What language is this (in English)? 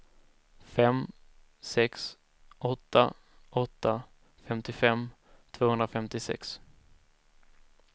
Swedish